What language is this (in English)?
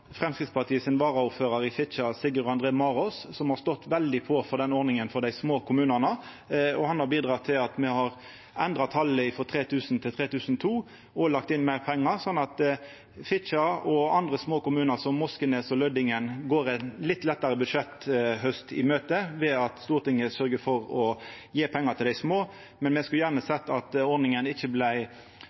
Norwegian Nynorsk